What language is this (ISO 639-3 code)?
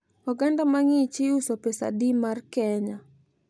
luo